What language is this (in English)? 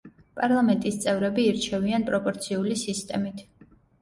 Georgian